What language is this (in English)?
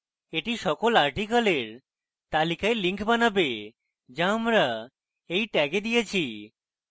Bangla